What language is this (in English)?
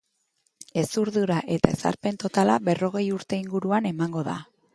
Basque